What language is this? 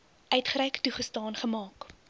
Afrikaans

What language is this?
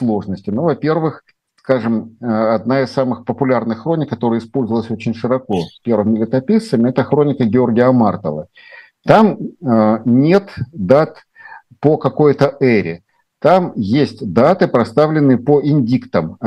Russian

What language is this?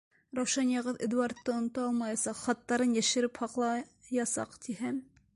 Bashkir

